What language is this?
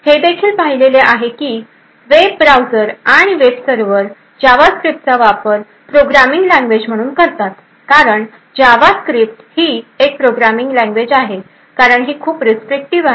Marathi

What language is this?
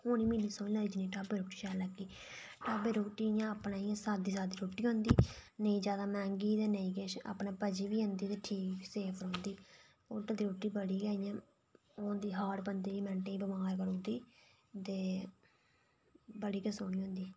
Dogri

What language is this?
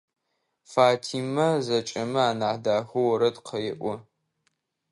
Adyghe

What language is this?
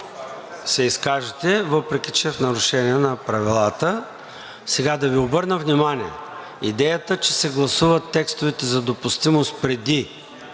Bulgarian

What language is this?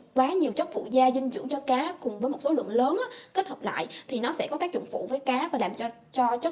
Vietnamese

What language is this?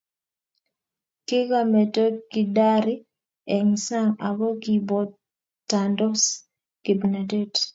Kalenjin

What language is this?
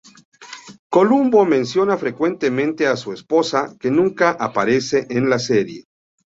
Spanish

